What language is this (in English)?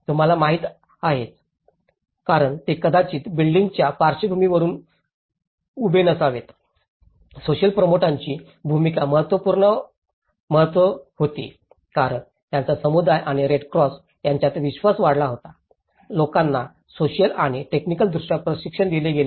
Marathi